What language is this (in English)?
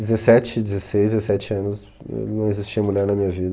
Portuguese